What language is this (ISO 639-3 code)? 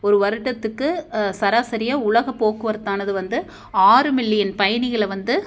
tam